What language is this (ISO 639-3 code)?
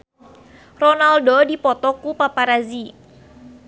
sun